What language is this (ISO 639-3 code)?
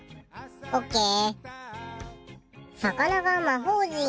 jpn